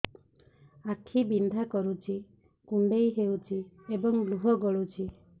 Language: Odia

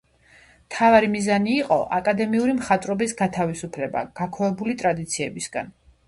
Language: Georgian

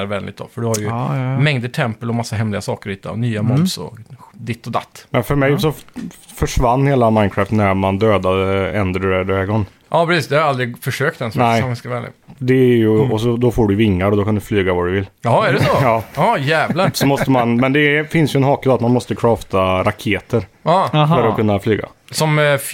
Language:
Swedish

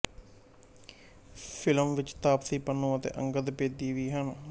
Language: Punjabi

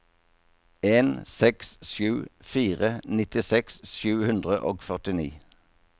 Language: Norwegian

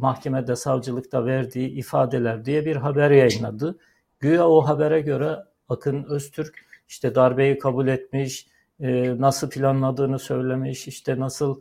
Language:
Turkish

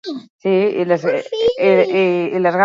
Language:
Basque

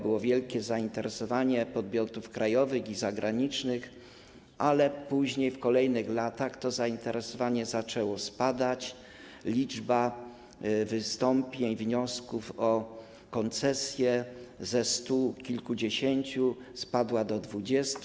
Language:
Polish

